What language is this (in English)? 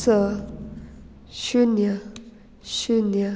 Konkani